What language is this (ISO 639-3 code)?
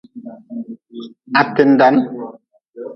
nmz